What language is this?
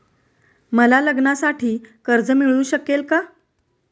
Marathi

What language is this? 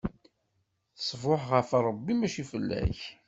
Kabyle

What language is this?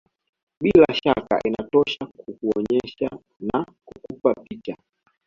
Swahili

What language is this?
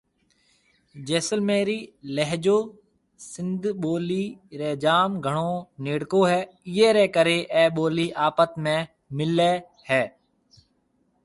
Marwari (Pakistan)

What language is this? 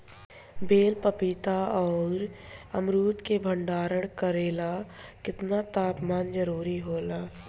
Bhojpuri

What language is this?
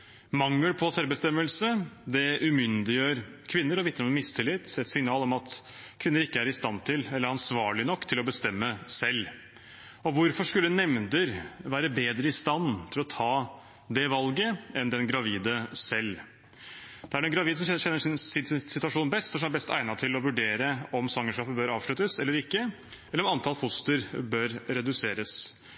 Norwegian Bokmål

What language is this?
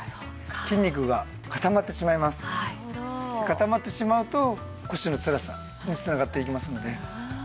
Japanese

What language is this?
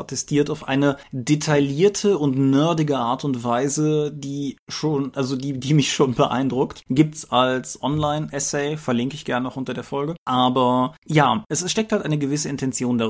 German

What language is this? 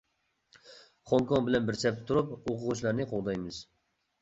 Uyghur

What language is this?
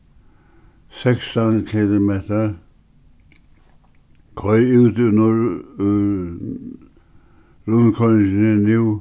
Faroese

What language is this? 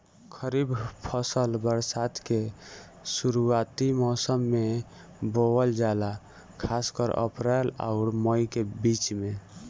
Bhojpuri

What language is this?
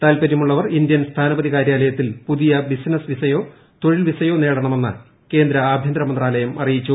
Malayalam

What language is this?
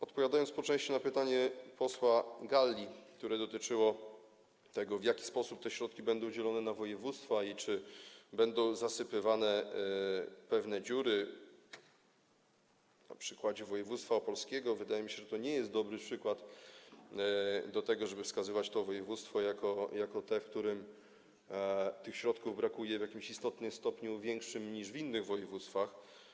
Polish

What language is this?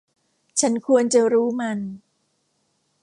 Thai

